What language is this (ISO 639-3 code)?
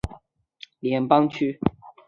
zho